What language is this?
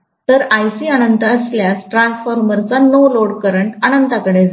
Marathi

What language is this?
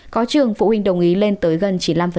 Vietnamese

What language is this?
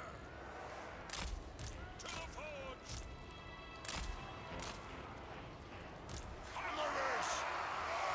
Polish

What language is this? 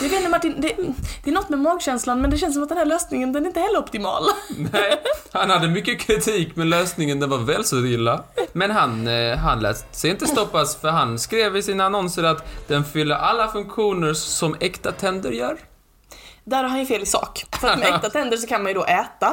Swedish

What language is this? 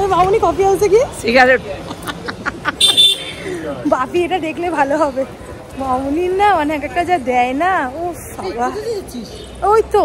Arabic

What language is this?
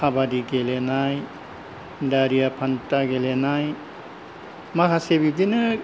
Bodo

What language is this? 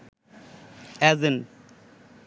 Bangla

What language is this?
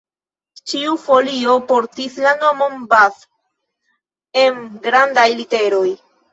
Esperanto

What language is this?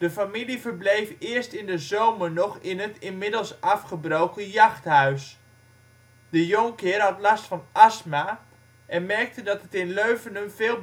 Dutch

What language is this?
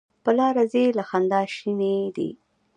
Pashto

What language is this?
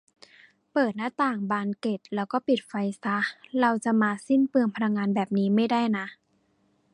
Thai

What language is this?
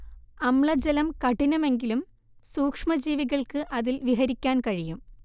Malayalam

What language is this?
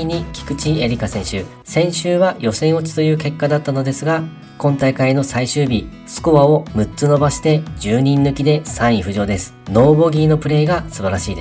Japanese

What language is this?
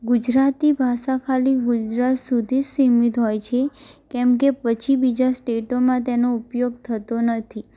Gujarati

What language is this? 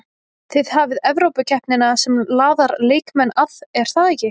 Icelandic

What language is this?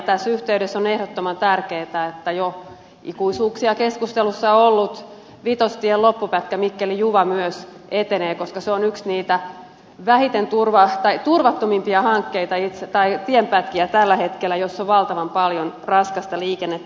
Finnish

